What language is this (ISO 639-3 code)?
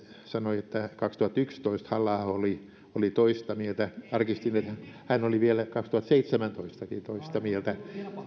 fin